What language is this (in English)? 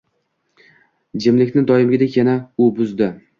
Uzbek